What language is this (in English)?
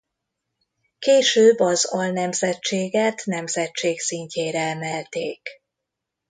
Hungarian